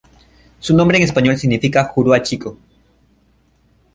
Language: Spanish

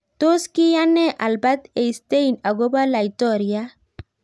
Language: Kalenjin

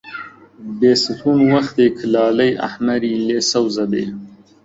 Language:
Central Kurdish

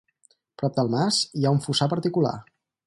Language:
Catalan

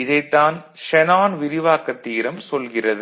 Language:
Tamil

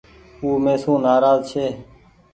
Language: Goaria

